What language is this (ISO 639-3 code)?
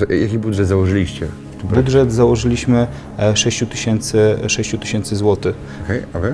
pol